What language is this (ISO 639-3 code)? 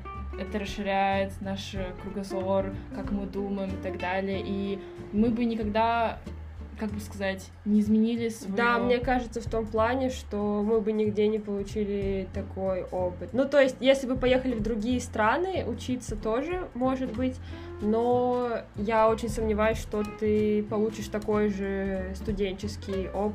rus